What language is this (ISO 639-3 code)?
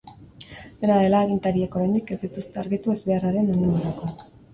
eus